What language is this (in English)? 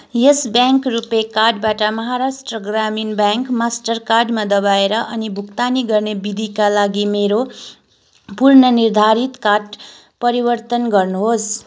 Nepali